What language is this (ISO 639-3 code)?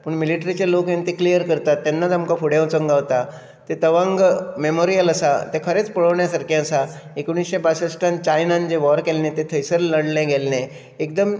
kok